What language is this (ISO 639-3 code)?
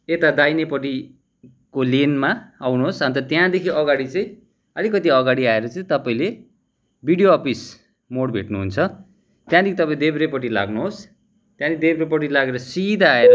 nep